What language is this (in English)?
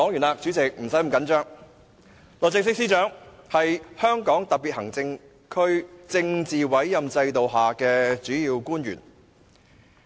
Cantonese